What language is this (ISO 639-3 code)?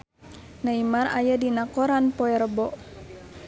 sun